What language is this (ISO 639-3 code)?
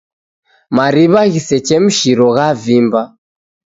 dav